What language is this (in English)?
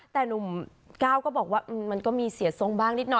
Thai